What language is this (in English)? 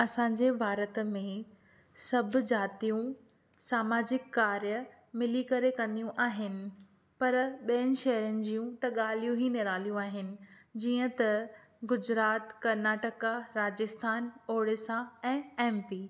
Sindhi